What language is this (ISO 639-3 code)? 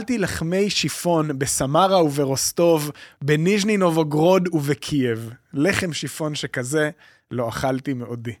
heb